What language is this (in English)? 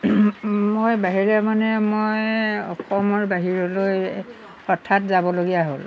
Assamese